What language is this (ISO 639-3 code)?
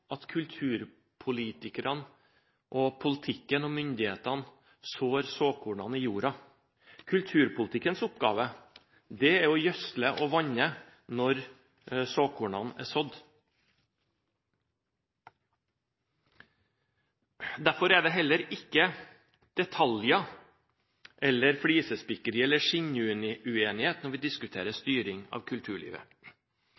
nob